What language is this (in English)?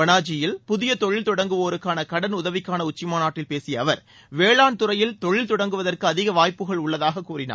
Tamil